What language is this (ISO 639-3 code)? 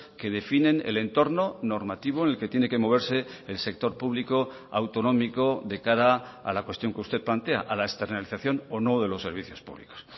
spa